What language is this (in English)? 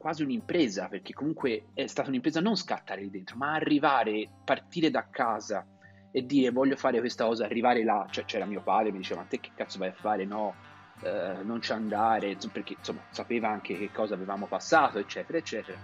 Italian